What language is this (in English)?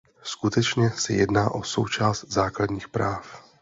Czech